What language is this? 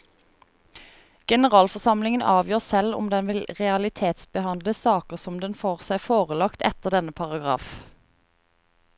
Norwegian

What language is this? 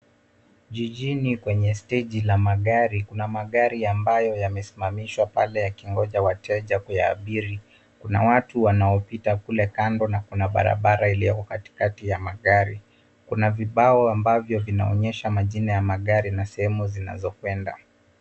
Swahili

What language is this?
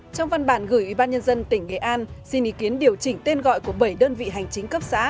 Vietnamese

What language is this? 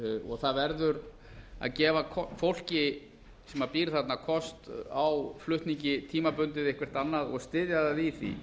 Icelandic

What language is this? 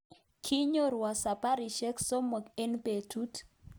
Kalenjin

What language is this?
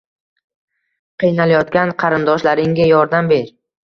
Uzbek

